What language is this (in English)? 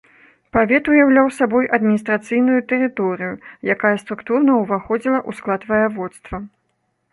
Belarusian